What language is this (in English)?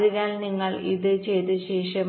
Malayalam